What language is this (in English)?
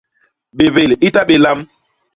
Basaa